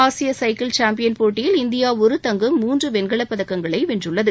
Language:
Tamil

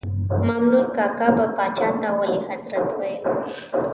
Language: Pashto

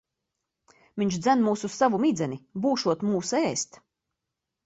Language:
Latvian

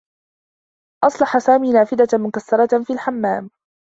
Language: Arabic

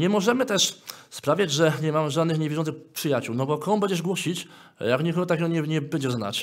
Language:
Polish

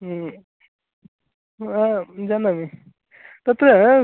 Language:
Sanskrit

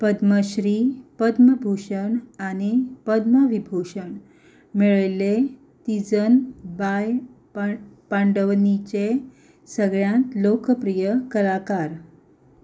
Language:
Konkani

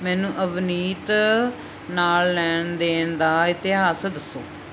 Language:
Punjabi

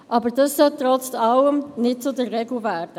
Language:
Swiss German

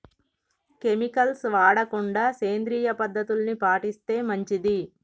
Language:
Telugu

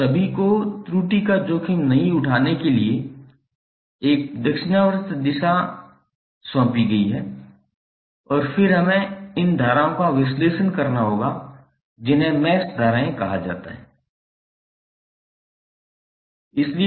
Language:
Hindi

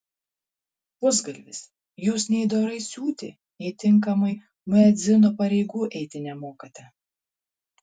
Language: Lithuanian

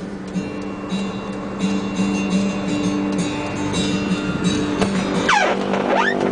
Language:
Filipino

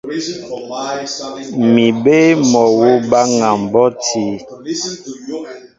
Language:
Mbo (Cameroon)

